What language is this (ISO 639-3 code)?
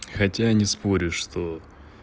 rus